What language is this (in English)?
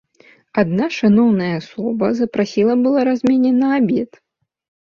Belarusian